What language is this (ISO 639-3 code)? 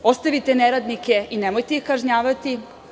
srp